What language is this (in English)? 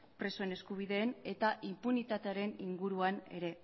Basque